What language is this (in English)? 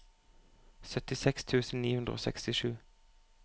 Norwegian